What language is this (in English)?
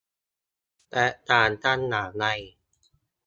Thai